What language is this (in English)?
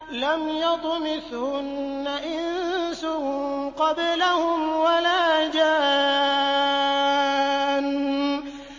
Arabic